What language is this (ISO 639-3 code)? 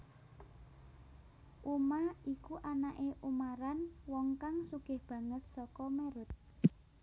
jav